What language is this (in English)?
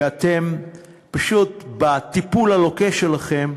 Hebrew